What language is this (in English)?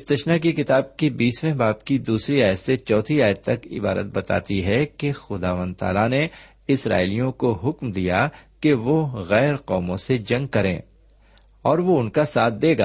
Urdu